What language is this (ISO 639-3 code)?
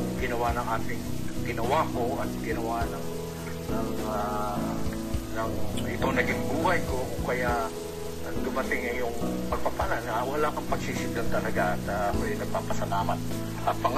fil